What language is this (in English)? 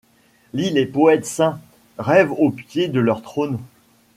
French